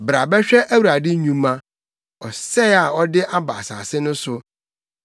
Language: Akan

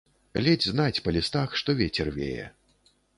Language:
Belarusian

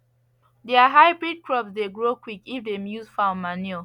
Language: Nigerian Pidgin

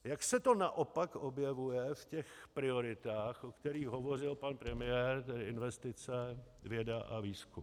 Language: Czech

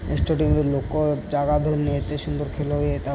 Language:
Odia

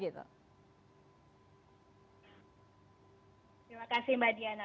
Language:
Indonesian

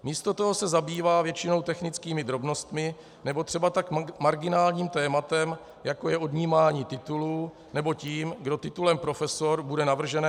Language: Czech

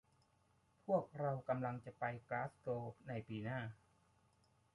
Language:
Thai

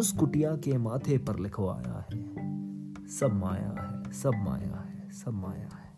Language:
Hindi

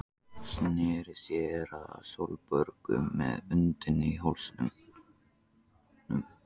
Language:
Icelandic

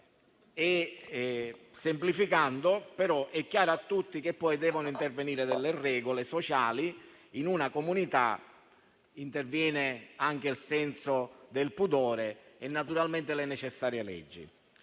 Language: Italian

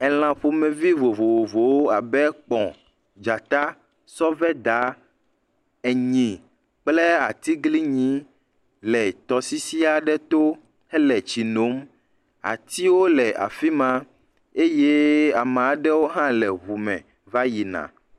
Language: Ewe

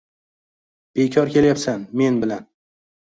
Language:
Uzbek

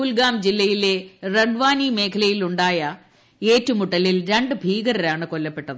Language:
Malayalam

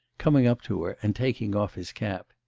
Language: English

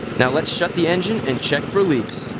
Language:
English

